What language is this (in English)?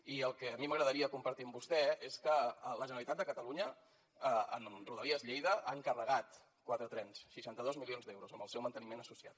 Catalan